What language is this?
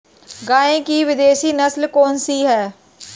Hindi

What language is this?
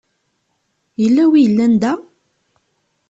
Kabyle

